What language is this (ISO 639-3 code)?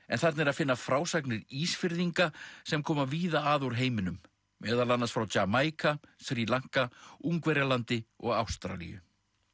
isl